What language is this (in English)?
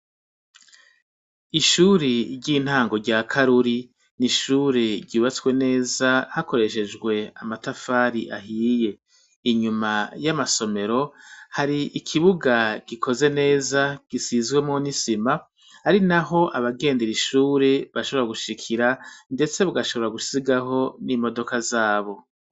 Rundi